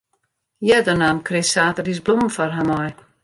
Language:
Western Frisian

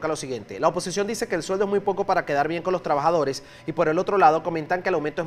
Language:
Spanish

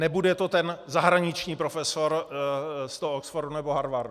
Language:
Czech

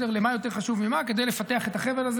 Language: Hebrew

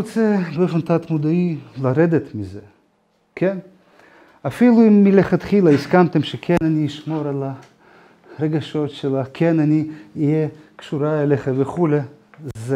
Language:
Hebrew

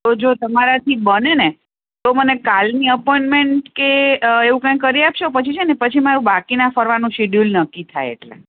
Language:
Gujarati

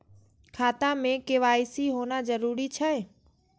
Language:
Maithili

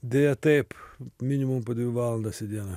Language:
Lithuanian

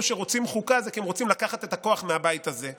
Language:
Hebrew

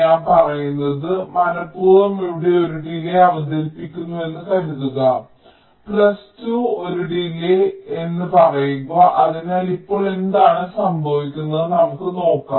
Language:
Malayalam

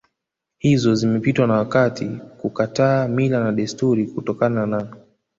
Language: Swahili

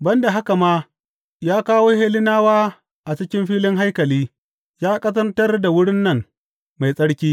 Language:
Hausa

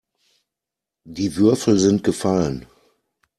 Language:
German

